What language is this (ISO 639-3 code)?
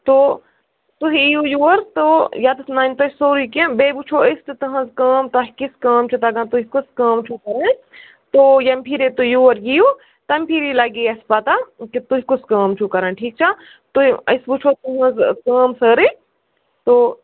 kas